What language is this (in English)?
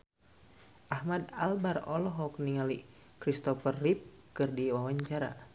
Sundanese